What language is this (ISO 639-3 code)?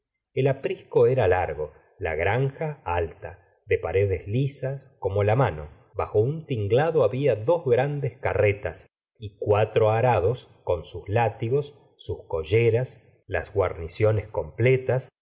spa